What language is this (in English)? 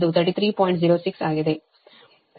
Kannada